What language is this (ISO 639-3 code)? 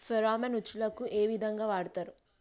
tel